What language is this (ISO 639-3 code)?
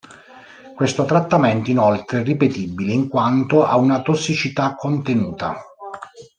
ita